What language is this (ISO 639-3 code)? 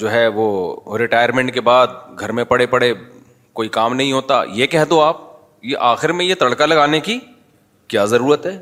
urd